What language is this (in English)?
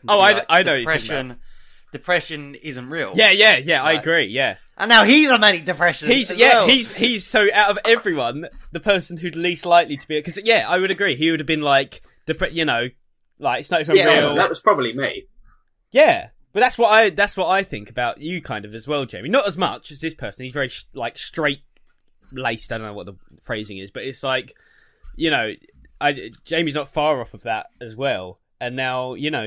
English